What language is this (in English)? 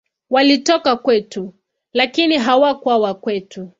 Swahili